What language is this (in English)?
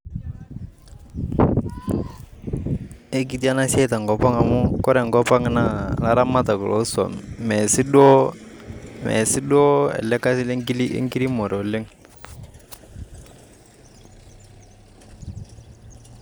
Masai